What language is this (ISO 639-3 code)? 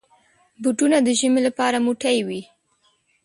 pus